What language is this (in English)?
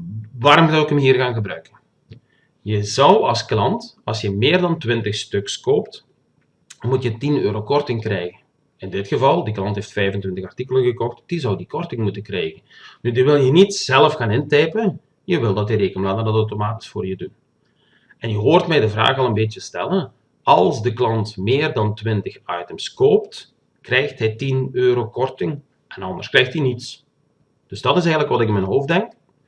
Dutch